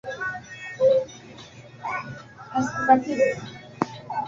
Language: Swahili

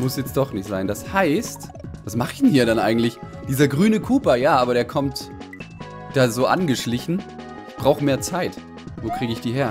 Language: German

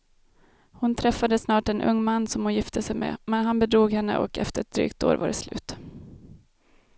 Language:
Swedish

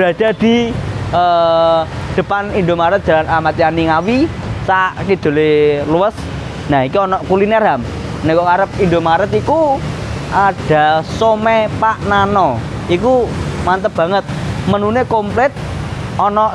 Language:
Indonesian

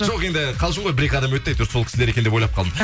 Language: Kazakh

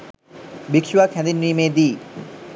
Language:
Sinhala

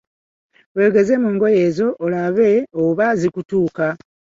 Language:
Ganda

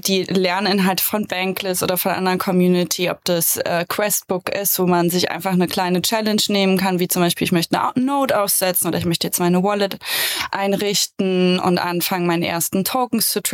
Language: German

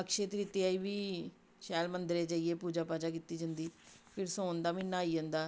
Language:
Dogri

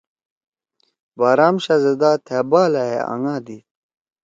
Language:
Torwali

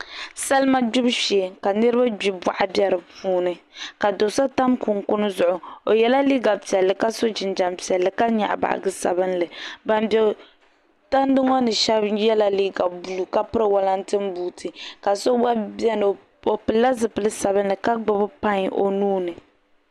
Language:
Dagbani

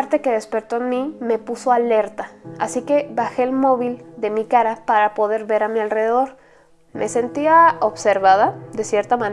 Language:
Spanish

